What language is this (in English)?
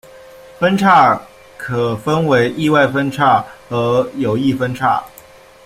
Chinese